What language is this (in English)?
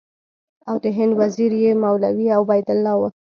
Pashto